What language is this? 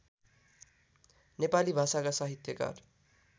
Nepali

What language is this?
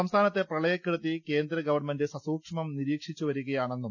Malayalam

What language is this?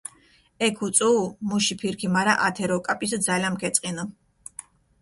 Mingrelian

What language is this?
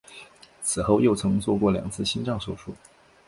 Chinese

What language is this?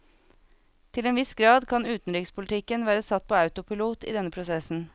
Norwegian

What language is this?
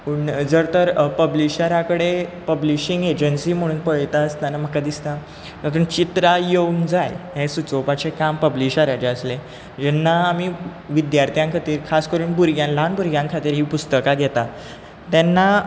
Konkani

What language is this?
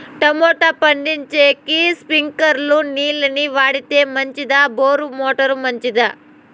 Telugu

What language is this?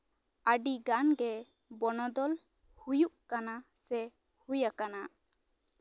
Santali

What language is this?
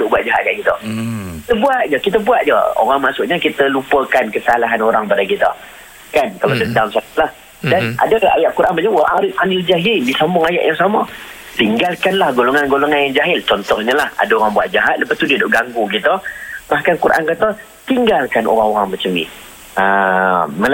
Malay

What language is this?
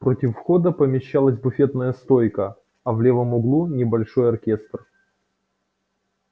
Russian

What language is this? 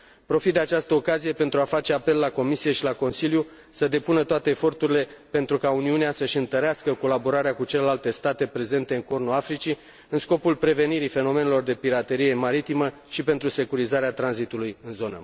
Romanian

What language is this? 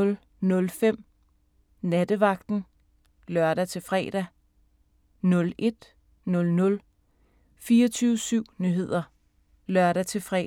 Danish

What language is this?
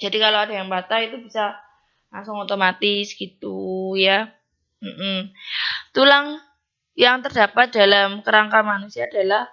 Indonesian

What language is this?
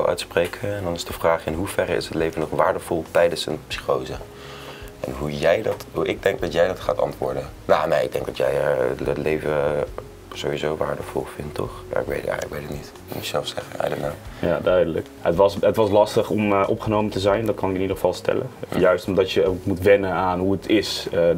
Dutch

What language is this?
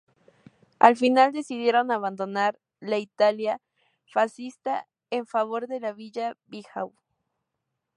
Spanish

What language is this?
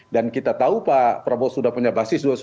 Indonesian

